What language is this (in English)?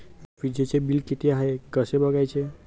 Marathi